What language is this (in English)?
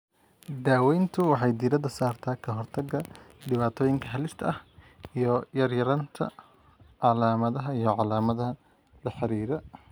Somali